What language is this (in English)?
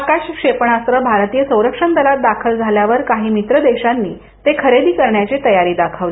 Marathi